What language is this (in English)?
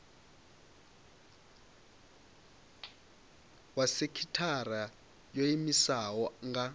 Venda